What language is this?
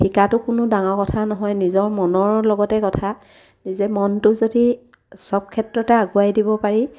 Assamese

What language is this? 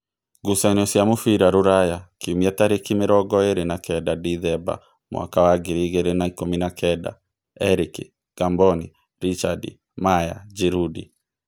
Kikuyu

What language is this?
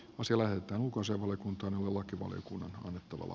Finnish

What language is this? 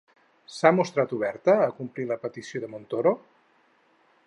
Catalan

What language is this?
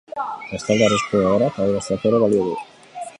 Basque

